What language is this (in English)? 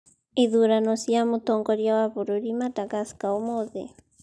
Kikuyu